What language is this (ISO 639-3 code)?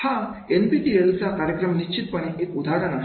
mar